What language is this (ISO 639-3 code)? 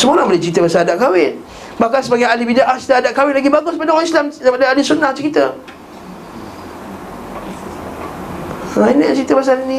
msa